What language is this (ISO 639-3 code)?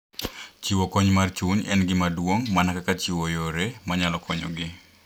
luo